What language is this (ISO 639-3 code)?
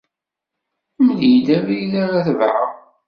kab